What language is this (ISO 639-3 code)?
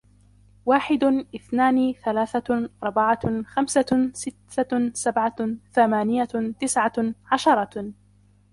ara